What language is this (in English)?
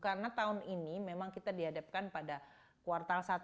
Indonesian